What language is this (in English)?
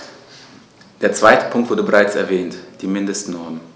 German